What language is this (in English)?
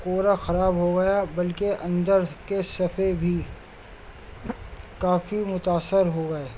Urdu